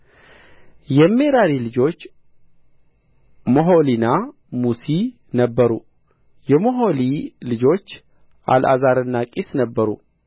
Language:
Amharic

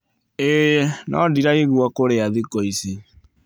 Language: Kikuyu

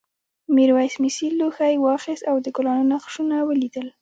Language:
Pashto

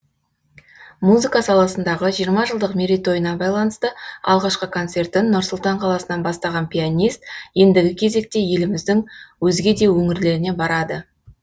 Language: Kazakh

